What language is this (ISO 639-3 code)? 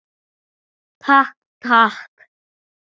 isl